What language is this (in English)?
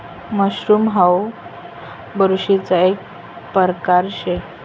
Marathi